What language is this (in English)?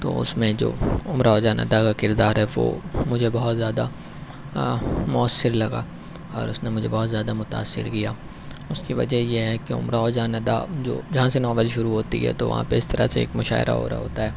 Urdu